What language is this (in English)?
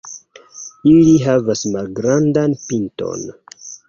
Esperanto